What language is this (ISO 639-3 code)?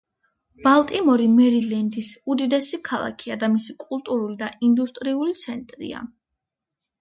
kat